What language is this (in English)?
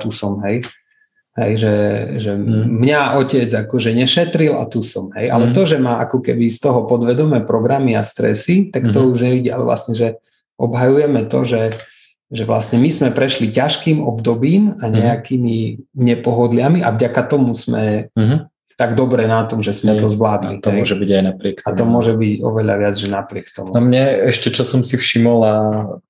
Slovak